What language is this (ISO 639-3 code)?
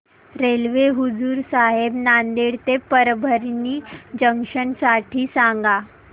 mar